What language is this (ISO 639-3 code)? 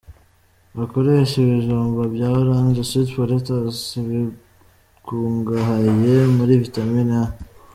kin